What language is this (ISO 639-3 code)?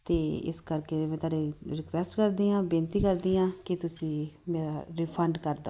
pan